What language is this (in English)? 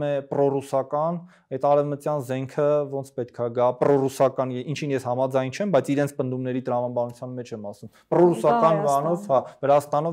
Romanian